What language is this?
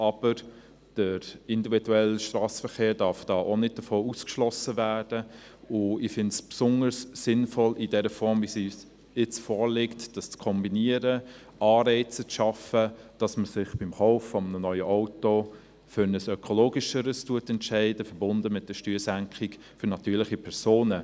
Swiss German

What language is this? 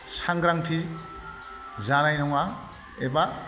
Bodo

